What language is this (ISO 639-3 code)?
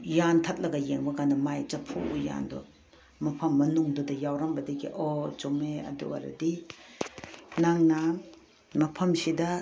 mni